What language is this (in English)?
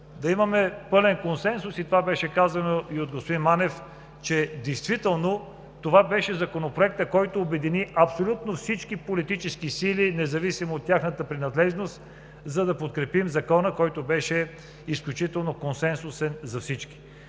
Bulgarian